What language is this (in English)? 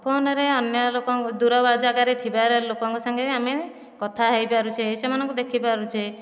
Odia